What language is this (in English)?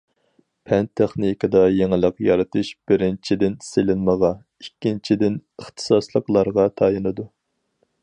Uyghur